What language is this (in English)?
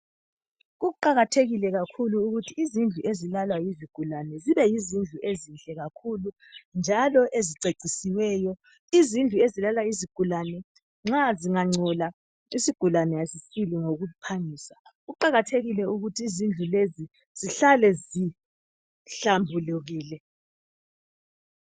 North Ndebele